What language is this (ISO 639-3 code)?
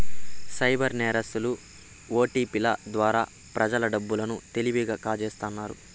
tel